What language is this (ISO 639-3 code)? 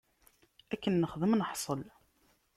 kab